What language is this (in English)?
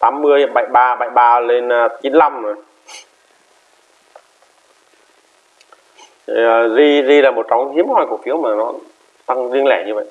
Vietnamese